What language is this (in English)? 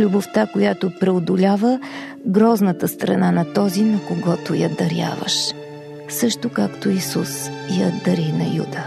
Bulgarian